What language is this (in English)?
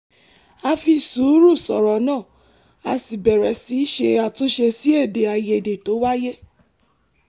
Yoruba